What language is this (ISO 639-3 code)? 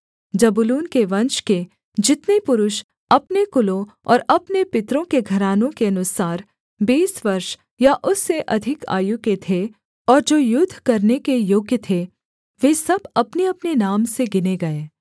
hin